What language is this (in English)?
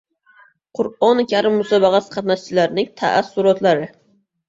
Uzbek